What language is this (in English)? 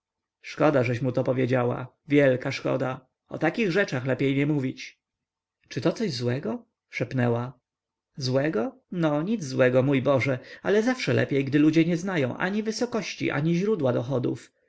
Polish